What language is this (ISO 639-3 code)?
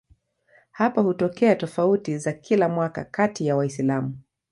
swa